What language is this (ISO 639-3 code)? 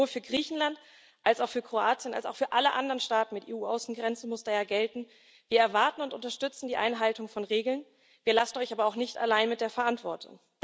deu